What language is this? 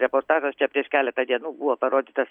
Lithuanian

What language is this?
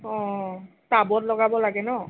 Assamese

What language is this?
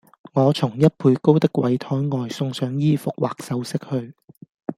Cantonese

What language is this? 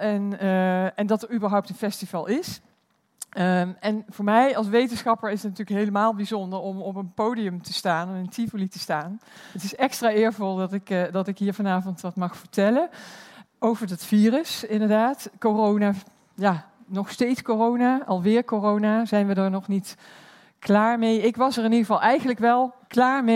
Dutch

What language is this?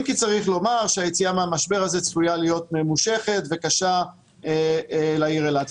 Hebrew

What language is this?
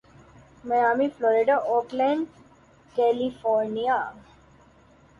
Urdu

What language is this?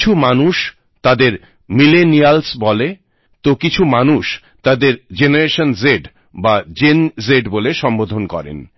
Bangla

